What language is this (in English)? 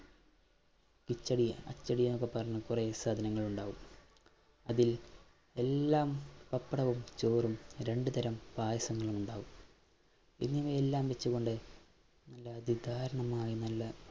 Malayalam